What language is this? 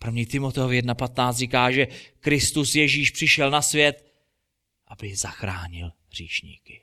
Czech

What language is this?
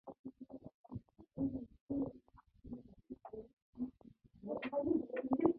Mongolian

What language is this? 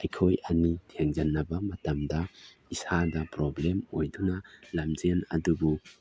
Manipuri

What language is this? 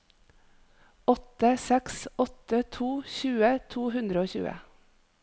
Norwegian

